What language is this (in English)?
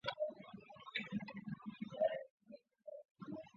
Chinese